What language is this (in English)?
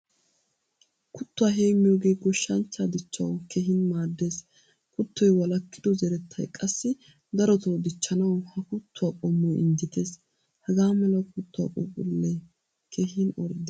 Wolaytta